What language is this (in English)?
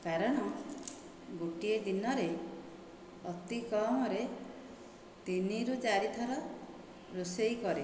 Odia